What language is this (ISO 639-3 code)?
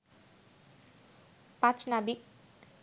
ben